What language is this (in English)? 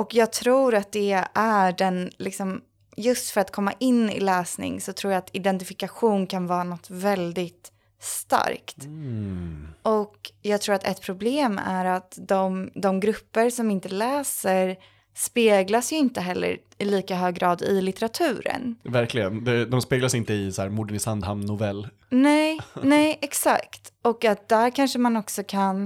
Swedish